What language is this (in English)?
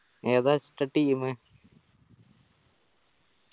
Malayalam